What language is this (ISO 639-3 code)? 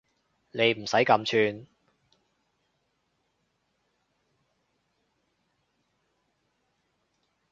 yue